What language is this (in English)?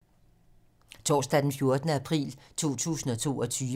Danish